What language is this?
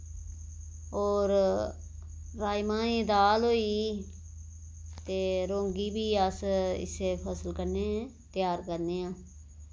Dogri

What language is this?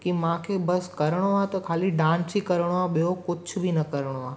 Sindhi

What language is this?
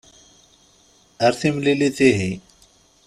Kabyle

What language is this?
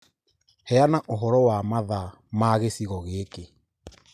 Kikuyu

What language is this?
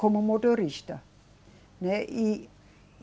Portuguese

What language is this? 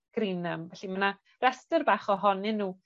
Welsh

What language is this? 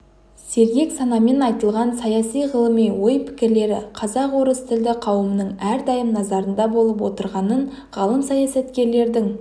Kazakh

